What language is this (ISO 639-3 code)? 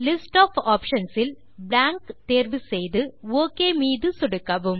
tam